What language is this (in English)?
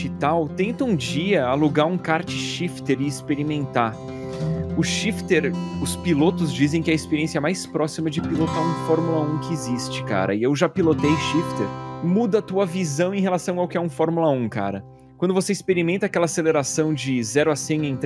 Portuguese